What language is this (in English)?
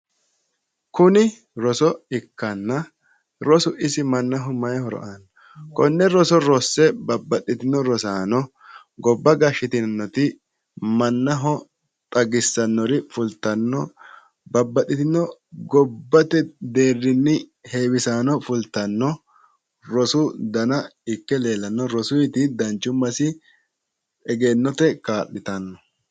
Sidamo